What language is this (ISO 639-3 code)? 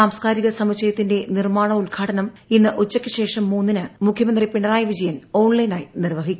mal